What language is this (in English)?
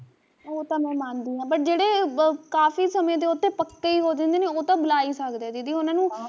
Punjabi